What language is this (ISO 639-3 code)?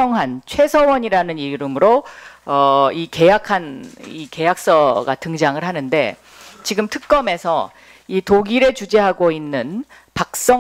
kor